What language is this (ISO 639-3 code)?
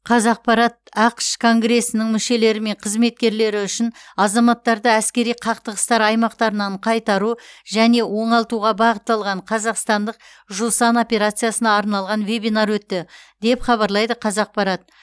kaz